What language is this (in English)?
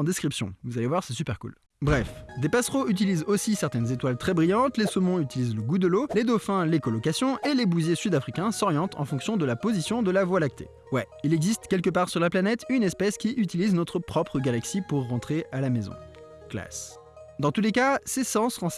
French